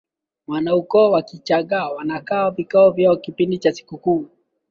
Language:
Swahili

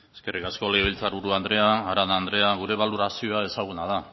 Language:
Basque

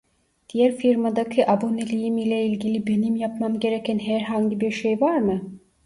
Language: Turkish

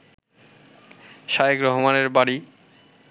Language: Bangla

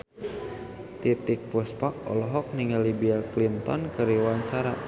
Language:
Sundanese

